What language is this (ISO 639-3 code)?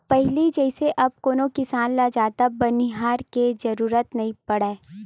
hne